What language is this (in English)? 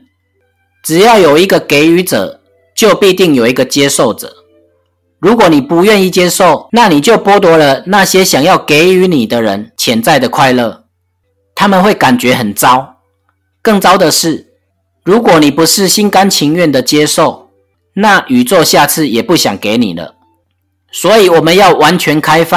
Chinese